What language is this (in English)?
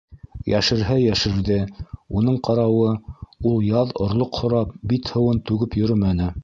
Bashkir